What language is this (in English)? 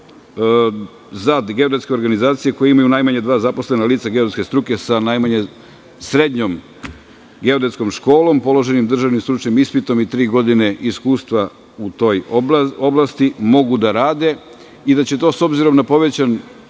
Serbian